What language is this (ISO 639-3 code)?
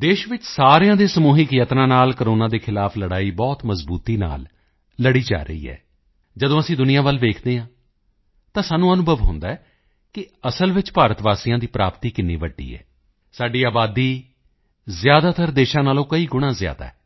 pan